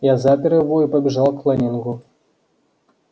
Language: Russian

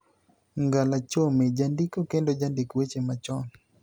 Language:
Luo (Kenya and Tanzania)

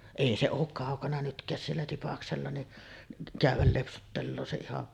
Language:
Finnish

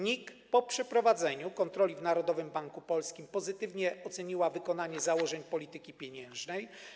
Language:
Polish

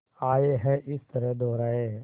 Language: Hindi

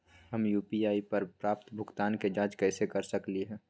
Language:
Magahi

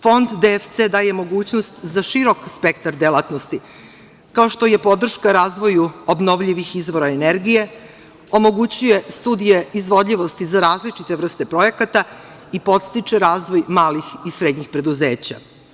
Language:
Serbian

